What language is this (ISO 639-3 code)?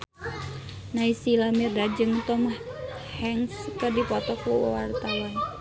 sun